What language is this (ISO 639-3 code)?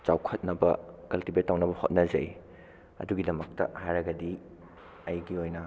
mni